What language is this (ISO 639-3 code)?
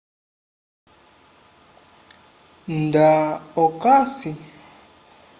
umb